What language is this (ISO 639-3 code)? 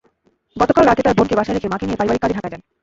ben